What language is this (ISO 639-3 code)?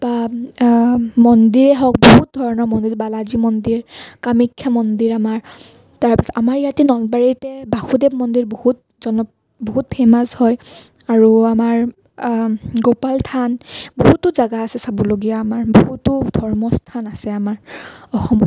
asm